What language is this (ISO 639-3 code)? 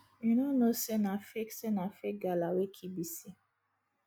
pcm